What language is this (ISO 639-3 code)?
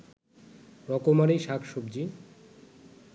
ben